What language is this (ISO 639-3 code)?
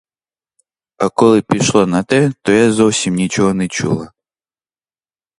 ukr